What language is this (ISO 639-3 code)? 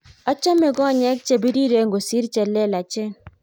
kln